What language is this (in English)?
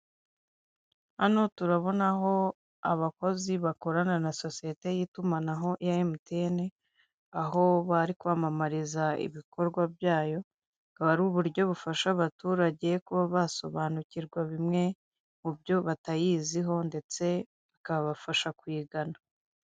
Kinyarwanda